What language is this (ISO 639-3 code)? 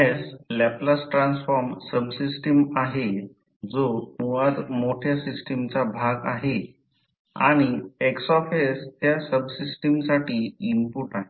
mar